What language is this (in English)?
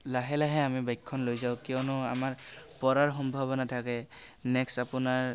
Assamese